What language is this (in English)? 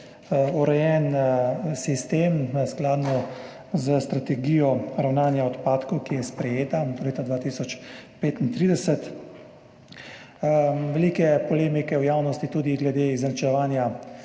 Slovenian